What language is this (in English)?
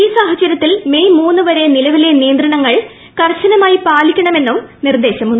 Malayalam